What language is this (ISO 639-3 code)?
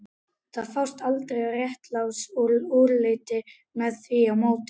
isl